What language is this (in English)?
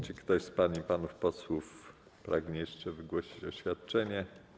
Polish